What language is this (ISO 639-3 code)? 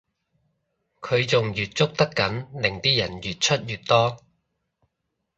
yue